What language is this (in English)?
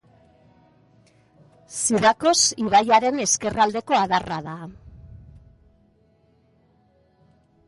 Basque